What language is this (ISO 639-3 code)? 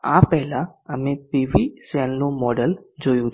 guj